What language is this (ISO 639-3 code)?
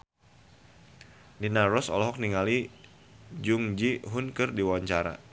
sun